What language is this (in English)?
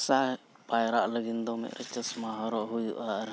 Santali